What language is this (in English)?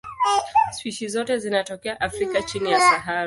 Swahili